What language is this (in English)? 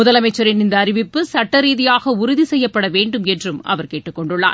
Tamil